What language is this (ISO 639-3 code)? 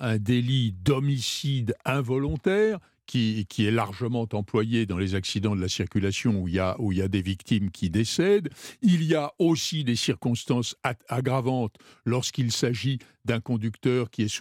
fra